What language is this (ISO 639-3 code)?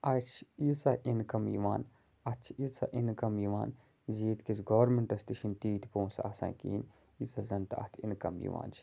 kas